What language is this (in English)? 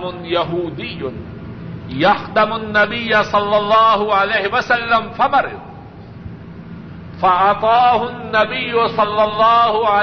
Urdu